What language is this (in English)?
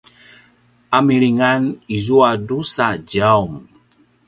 Paiwan